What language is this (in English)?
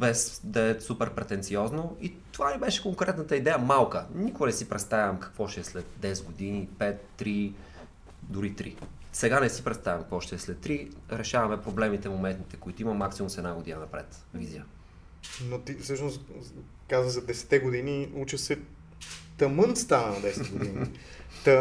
Bulgarian